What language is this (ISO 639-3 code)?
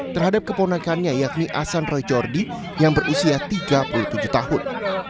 ind